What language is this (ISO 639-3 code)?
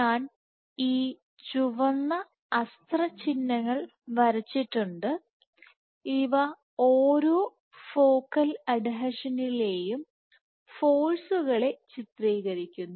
mal